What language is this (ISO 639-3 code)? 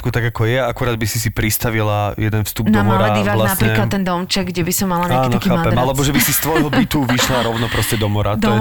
slk